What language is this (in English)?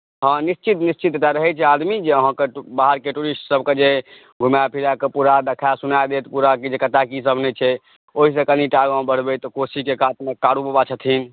Maithili